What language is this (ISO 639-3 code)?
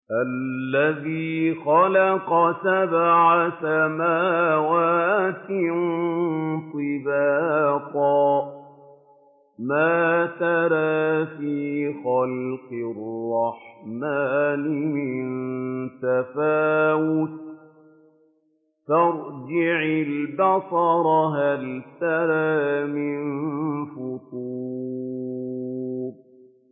ara